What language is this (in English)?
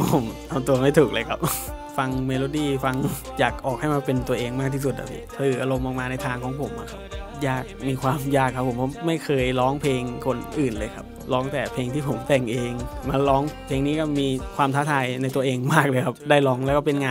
Thai